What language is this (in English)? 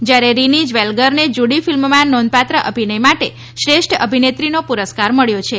Gujarati